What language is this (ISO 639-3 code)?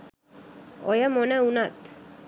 sin